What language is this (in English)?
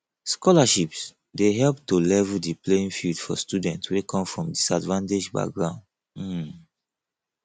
Nigerian Pidgin